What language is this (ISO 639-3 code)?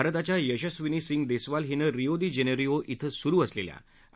mar